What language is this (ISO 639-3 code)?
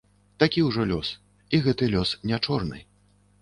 bel